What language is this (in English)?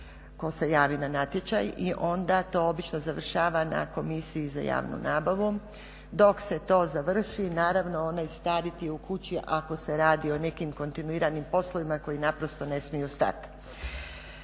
Croatian